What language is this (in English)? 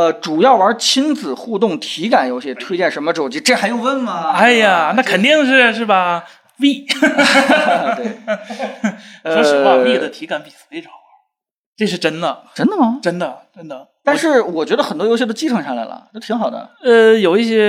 Chinese